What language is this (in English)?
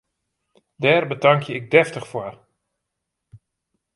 Western Frisian